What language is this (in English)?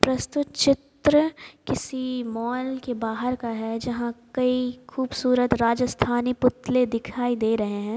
Hindi